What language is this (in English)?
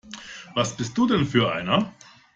German